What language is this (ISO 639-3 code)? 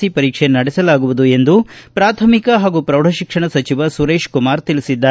kan